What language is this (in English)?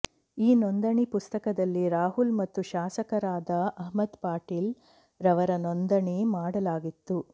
Kannada